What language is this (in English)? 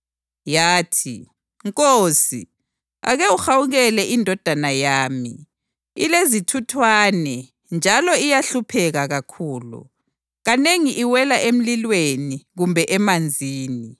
North Ndebele